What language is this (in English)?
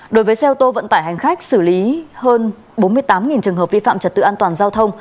Vietnamese